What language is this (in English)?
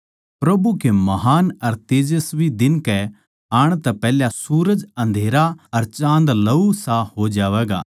Haryanvi